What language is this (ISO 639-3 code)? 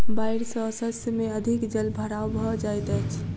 mai